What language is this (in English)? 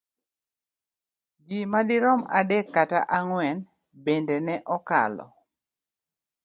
Luo (Kenya and Tanzania)